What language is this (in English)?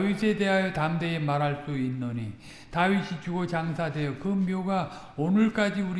Korean